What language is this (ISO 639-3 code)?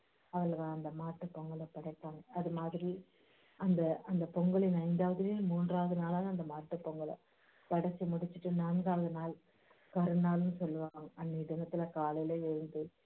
tam